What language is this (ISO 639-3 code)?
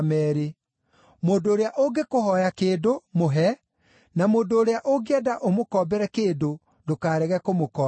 kik